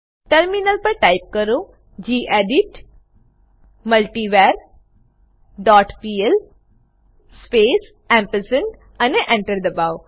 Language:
Gujarati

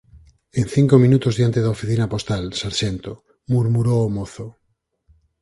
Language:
Galician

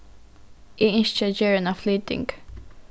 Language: Faroese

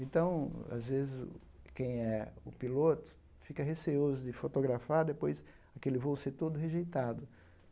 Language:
Portuguese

